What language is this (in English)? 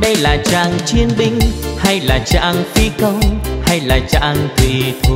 Vietnamese